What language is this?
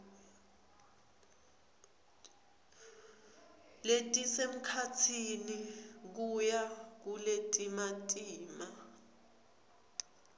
Swati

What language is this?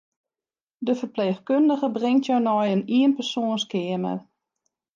Western Frisian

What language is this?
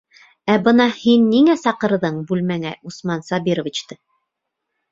Bashkir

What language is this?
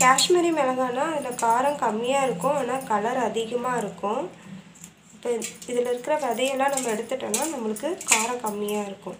Romanian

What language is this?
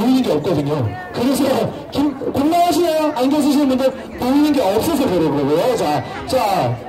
Korean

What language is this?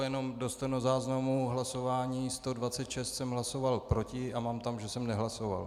Czech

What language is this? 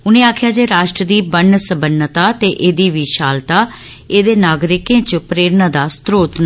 Dogri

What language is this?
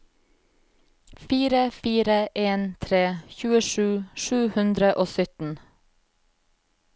Norwegian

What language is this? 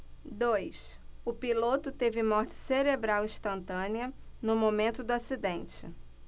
Portuguese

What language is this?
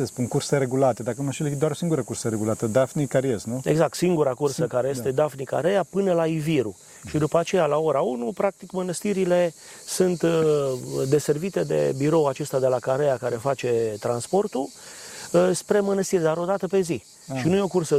Romanian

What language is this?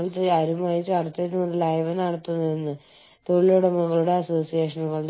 Malayalam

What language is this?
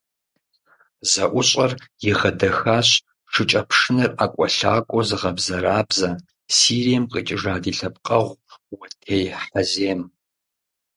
Kabardian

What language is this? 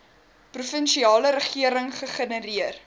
Afrikaans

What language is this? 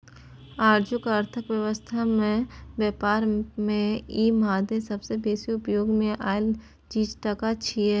Maithili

